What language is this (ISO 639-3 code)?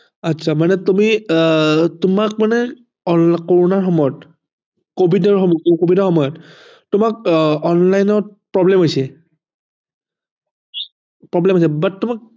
asm